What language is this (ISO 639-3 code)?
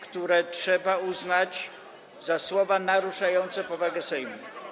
pol